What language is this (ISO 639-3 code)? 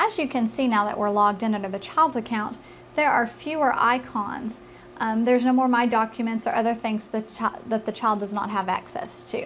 eng